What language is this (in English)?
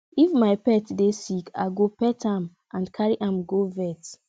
Nigerian Pidgin